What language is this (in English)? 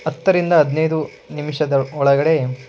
Kannada